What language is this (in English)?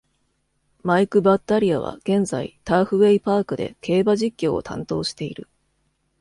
Japanese